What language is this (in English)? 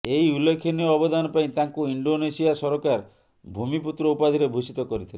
Odia